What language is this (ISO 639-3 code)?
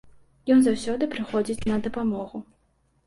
bel